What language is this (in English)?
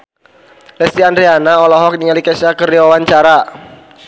Sundanese